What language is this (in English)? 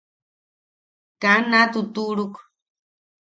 Yaqui